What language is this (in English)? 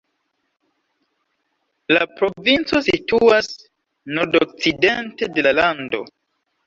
Esperanto